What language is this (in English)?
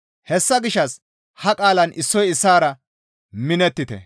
Gamo